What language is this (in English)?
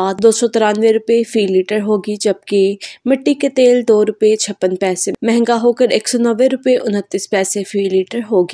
Hindi